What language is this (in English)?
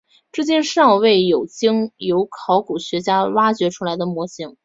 Chinese